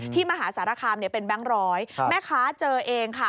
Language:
Thai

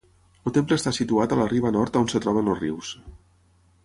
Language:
Catalan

